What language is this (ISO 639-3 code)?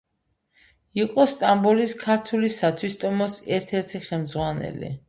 kat